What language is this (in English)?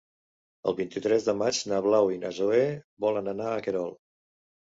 Catalan